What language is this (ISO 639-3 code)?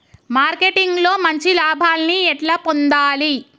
tel